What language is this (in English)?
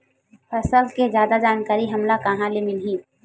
Chhattisgarhi